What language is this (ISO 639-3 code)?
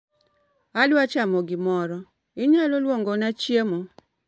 luo